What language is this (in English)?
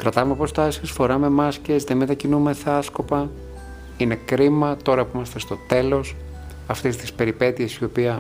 Greek